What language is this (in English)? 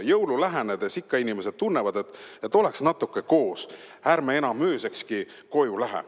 Estonian